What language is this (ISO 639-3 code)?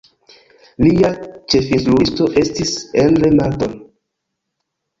epo